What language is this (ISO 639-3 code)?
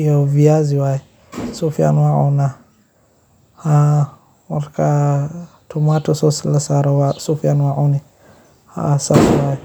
som